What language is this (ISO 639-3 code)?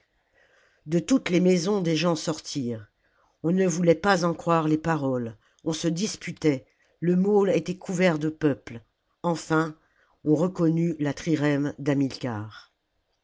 fra